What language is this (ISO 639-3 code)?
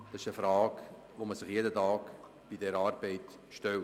gsw